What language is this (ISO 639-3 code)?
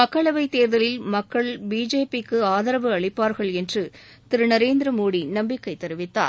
tam